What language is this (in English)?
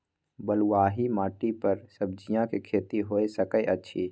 Maithili